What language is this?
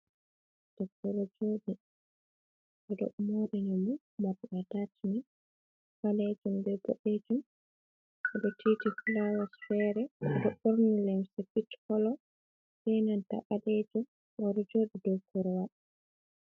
Fula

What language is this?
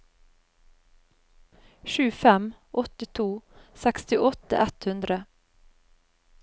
Norwegian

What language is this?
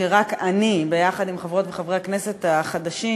Hebrew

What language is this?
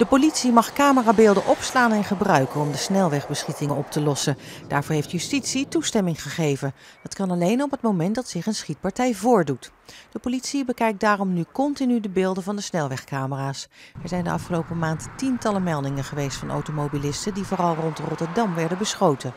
Dutch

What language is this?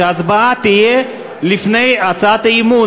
Hebrew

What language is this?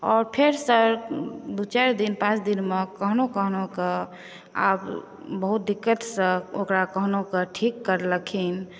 Maithili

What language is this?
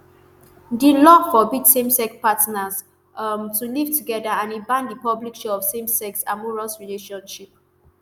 Nigerian Pidgin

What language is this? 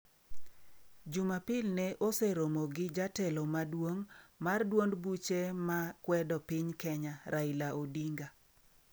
Luo (Kenya and Tanzania)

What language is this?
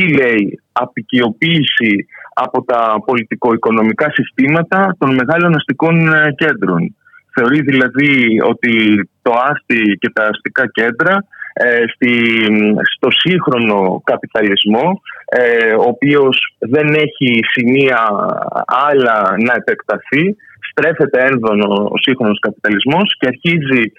Greek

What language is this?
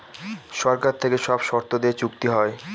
Bangla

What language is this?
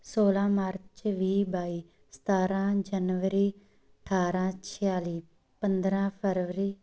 Punjabi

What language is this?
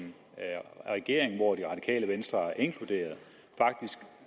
Danish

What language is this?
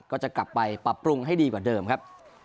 Thai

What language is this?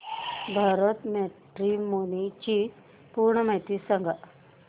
Marathi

